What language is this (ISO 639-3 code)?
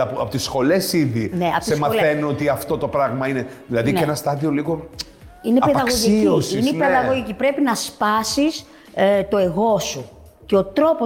ell